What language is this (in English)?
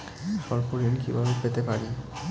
Bangla